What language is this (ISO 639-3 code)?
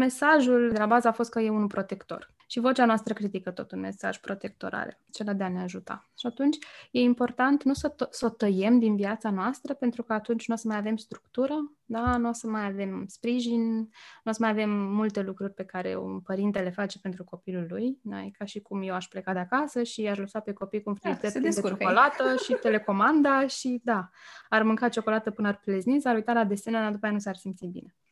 ron